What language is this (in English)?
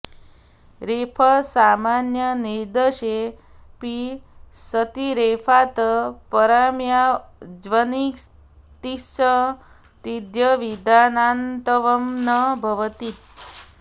Sanskrit